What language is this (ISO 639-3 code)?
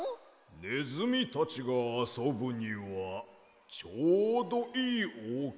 jpn